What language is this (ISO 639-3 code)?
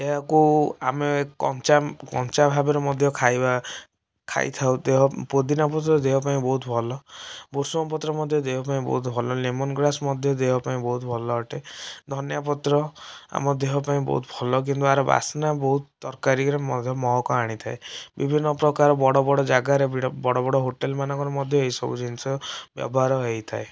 ori